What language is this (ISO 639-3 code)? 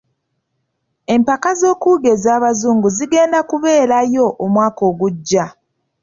lug